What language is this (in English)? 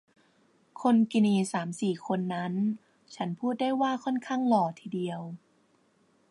Thai